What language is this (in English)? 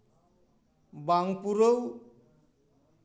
Santali